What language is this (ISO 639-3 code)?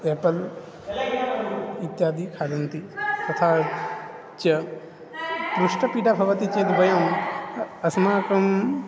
san